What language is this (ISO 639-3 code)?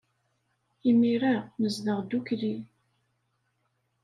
kab